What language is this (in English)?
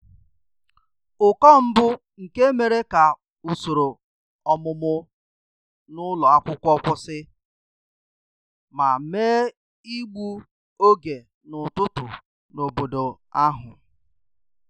Igbo